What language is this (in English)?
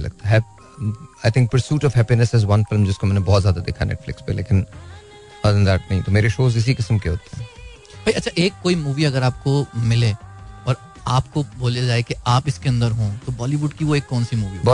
Hindi